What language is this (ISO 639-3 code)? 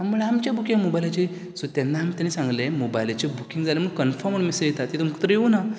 kok